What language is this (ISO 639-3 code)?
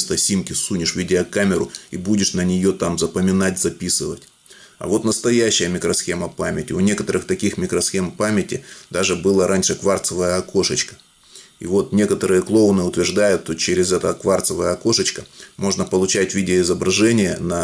rus